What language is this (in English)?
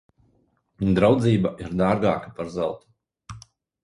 Latvian